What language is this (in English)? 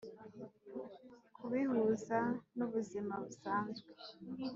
Kinyarwanda